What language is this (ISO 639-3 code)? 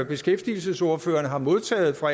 dan